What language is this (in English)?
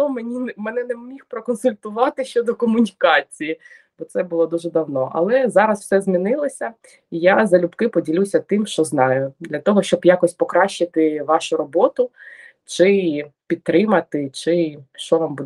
Ukrainian